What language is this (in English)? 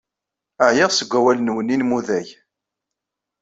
Kabyle